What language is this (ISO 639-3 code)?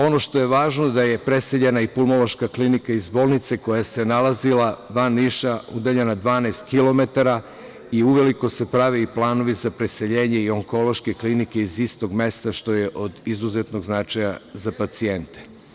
srp